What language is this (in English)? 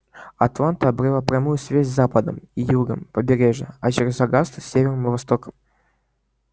Russian